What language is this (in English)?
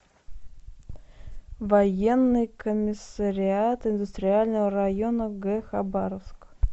Russian